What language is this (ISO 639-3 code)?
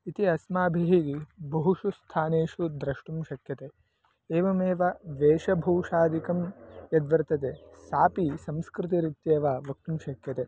san